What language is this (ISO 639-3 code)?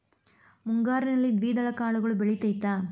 kan